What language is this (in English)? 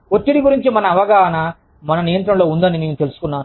Telugu